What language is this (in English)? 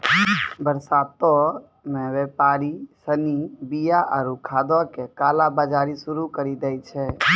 Maithili